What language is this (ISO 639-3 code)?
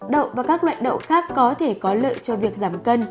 vie